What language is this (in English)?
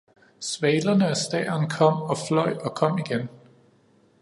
Danish